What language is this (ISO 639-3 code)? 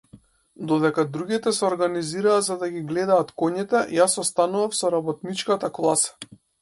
mkd